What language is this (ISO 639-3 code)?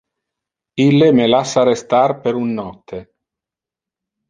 ina